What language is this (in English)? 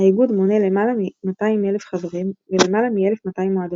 Hebrew